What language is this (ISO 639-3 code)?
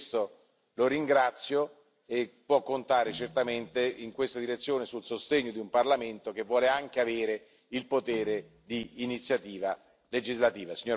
ita